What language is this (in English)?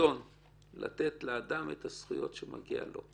Hebrew